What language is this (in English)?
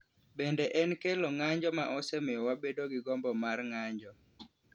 Luo (Kenya and Tanzania)